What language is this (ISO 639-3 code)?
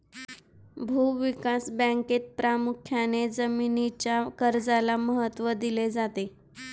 mar